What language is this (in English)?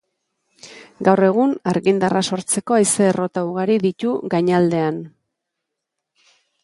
Basque